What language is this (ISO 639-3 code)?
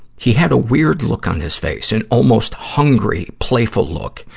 eng